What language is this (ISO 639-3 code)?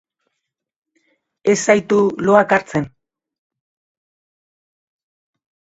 eus